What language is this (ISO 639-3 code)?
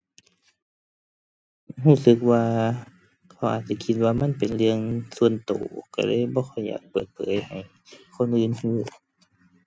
tha